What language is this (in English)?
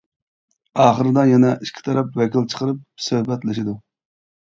Uyghur